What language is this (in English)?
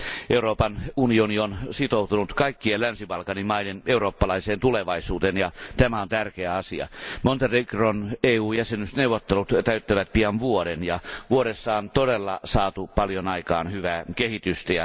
Finnish